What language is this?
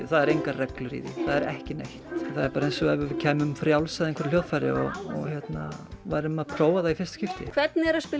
Icelandic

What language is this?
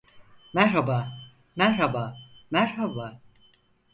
Turkish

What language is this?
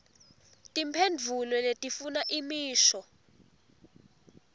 Swati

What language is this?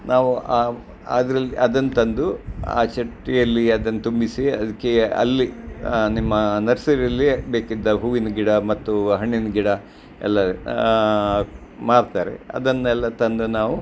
Kannada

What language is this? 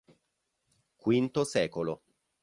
Italian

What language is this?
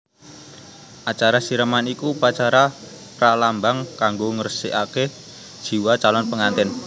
Javanese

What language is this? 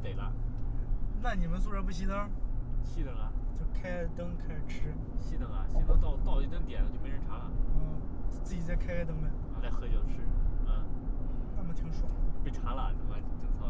Chinese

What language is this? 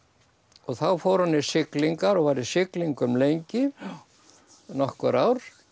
Icelandic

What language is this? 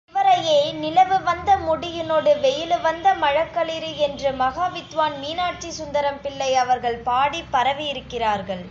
Tamil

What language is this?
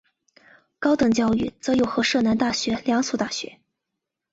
Chinese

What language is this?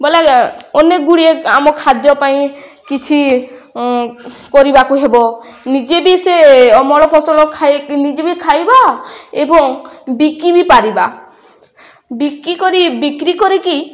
Odia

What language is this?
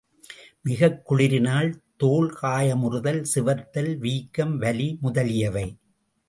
Tamil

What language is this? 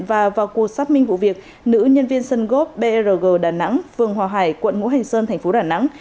Vietnamese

